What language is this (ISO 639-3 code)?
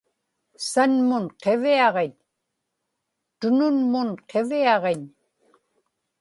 ipk